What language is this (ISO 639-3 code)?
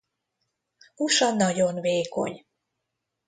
hun